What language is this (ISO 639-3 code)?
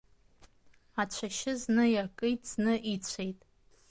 abk